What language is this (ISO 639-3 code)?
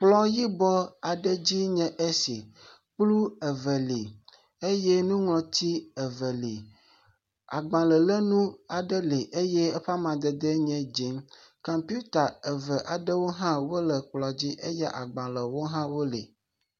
ewe